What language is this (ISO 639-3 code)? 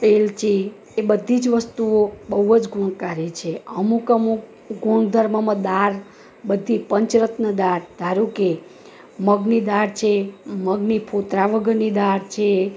guj